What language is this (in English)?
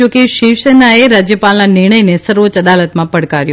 Gujarati